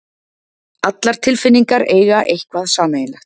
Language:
Icelandic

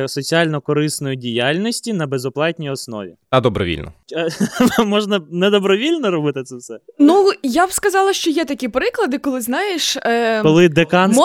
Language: Ukrainian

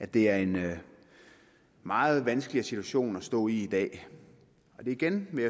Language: Danish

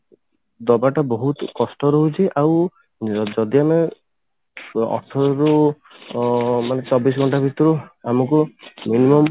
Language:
Odia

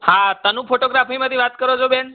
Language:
Gujarati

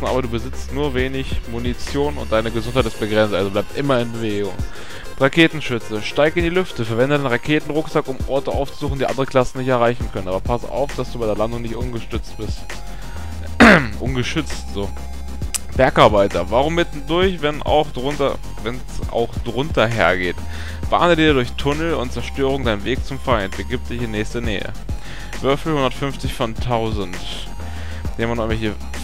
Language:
German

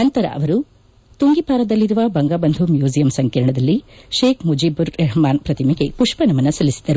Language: Kannada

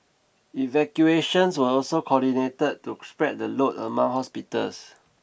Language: English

